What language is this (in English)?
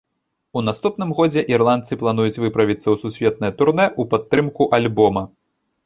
Belarusian